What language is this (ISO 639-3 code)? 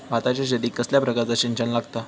mar